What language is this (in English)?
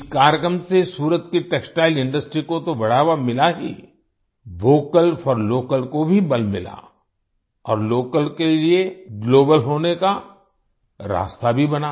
Hindi